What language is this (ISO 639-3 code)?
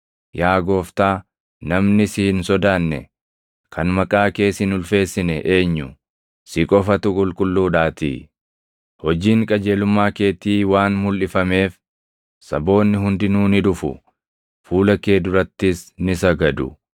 orm